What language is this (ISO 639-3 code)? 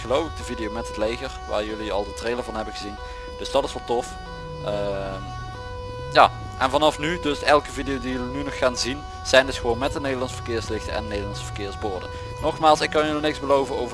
nld